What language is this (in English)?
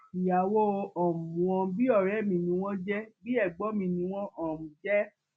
Yoruba